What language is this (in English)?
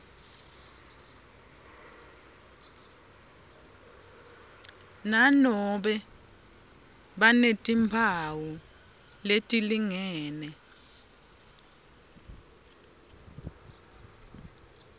Swati